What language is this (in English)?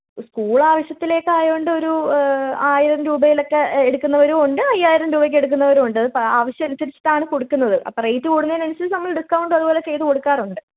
Malayalam